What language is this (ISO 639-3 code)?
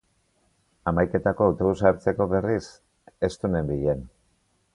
eus